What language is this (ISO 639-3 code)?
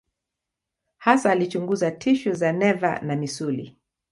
swa